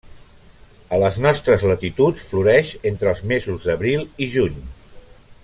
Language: Catalan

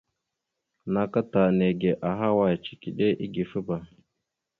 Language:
Mada (Cameroon)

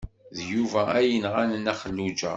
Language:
Kabyle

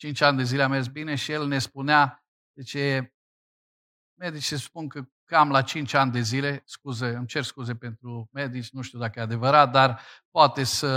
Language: Romanian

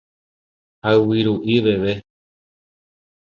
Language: Guarani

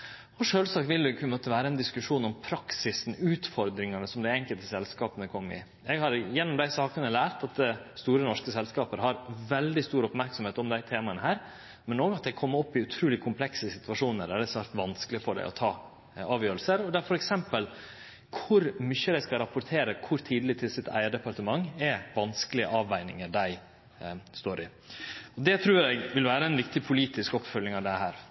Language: Norwegian Nynorsk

